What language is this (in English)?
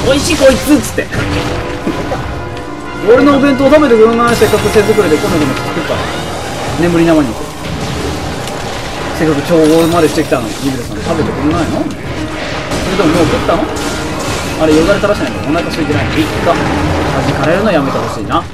Japanese